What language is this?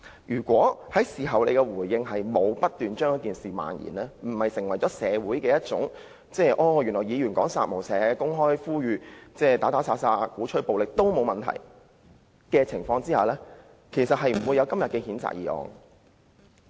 Cantonese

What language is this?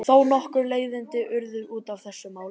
Icelandic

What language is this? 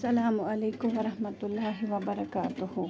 Kashmiri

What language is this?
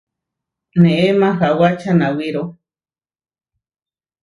Huarijio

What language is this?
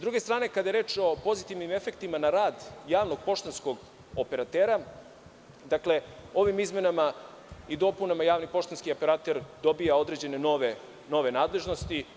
Serbian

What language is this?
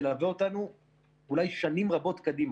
Hebrew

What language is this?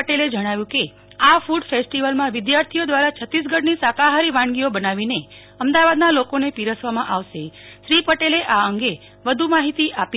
Gujarati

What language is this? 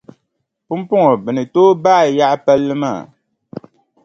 Dagbani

